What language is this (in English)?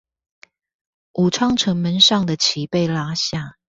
Chinese